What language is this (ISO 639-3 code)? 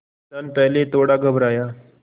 hin